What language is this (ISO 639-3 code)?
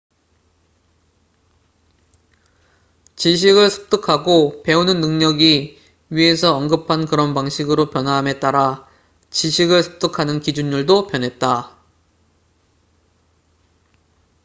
kor